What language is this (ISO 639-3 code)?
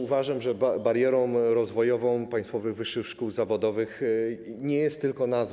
pol